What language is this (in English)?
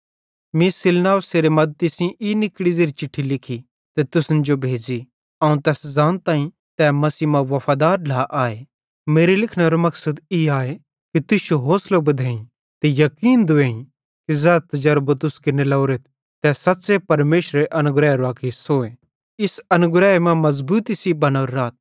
Bhadrawahi